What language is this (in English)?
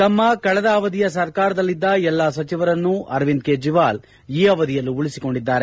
Kannada